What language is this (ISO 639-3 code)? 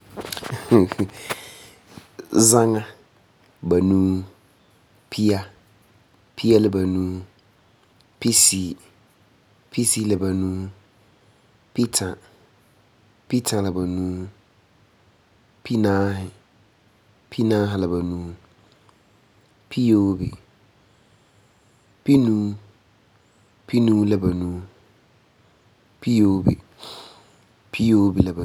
gur